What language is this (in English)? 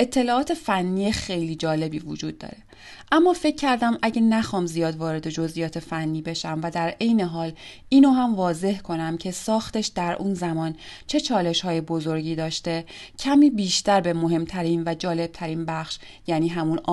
Persian